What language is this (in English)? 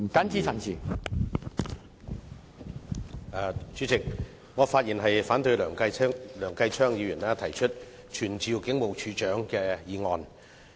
Cantonese